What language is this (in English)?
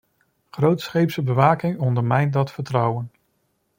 Dutch